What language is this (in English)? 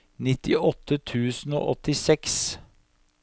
Norwegian